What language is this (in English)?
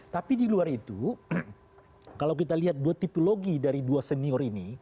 Indonesian